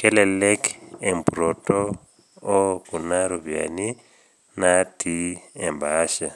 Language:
Masai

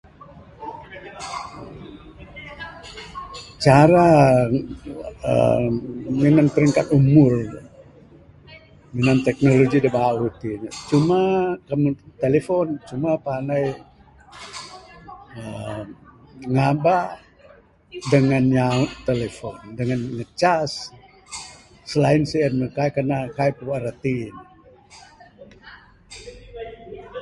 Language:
Bukar-Sadung Bidayuh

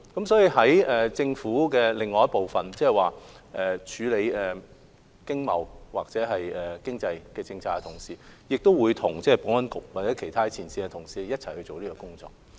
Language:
Cantonese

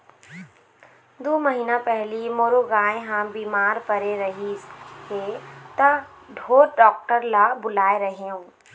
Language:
Chhattisgarhi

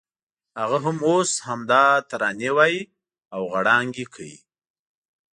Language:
Pashto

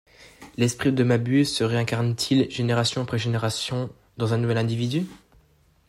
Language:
French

